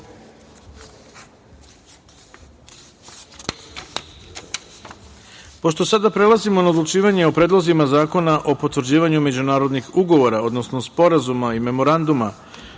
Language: Serbian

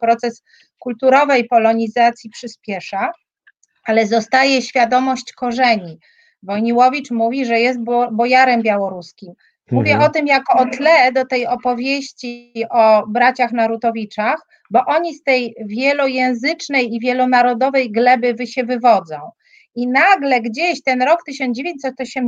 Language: Polish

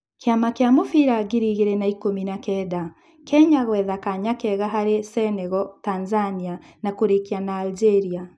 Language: Kikuyu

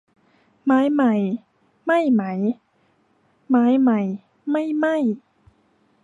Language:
Thai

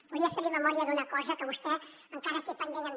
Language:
Catalan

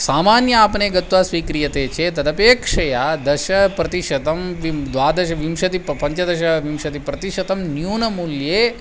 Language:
Sanskrit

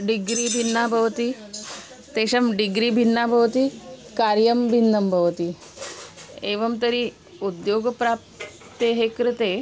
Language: Sanskrit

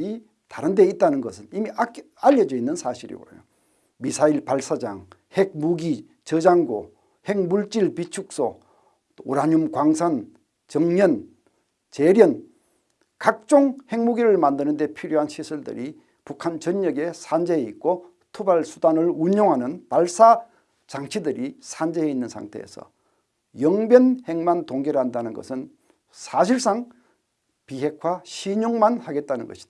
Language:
Korean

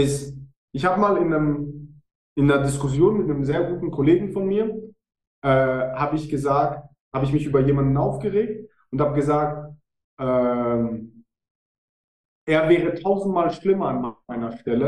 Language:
German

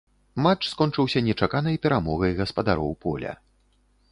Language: Belarusian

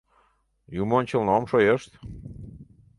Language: Mari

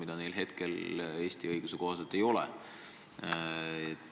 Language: Estonian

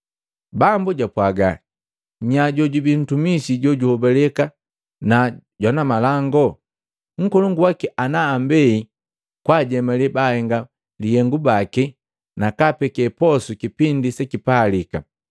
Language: Matengo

